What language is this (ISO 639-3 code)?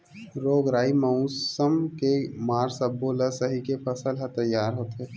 hne